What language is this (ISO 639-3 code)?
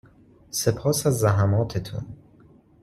fas